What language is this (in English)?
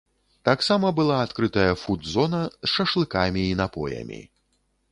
Belarusian